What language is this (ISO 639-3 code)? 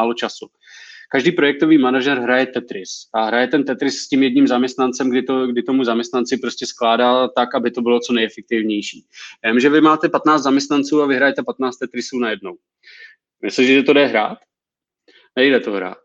ces